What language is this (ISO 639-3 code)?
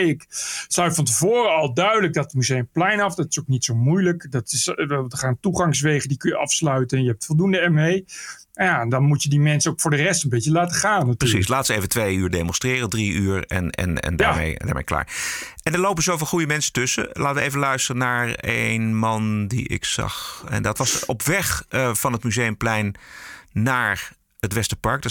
nld